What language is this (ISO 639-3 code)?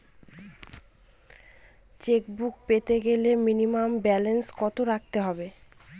ben